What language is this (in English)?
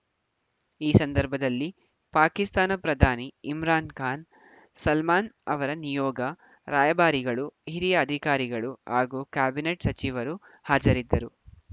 Kannada